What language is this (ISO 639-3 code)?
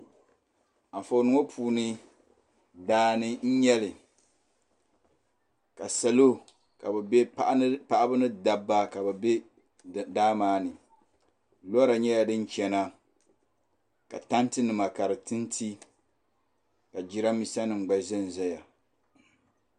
dag